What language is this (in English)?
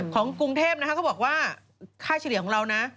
Thai